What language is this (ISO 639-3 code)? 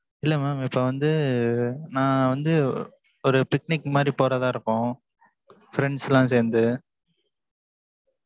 tam